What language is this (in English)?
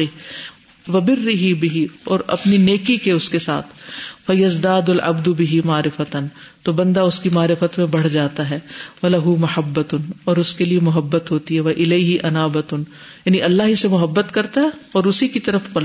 Urdu